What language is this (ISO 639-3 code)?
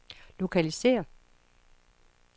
dan